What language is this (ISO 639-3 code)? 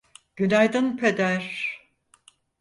tur